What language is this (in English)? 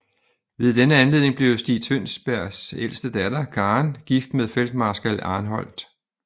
Danish